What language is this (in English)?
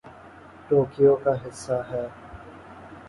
Urdu